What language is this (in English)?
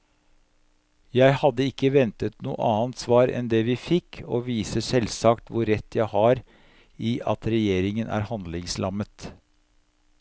Norwegian